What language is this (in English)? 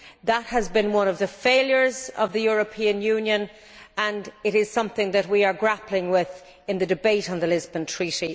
English